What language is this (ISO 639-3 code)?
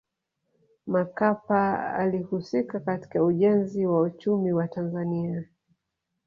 swa